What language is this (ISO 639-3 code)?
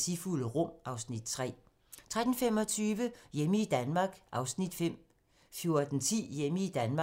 dan